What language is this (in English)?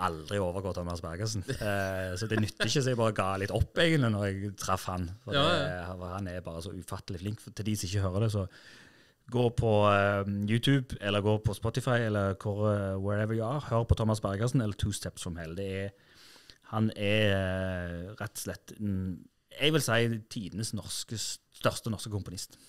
Norwegian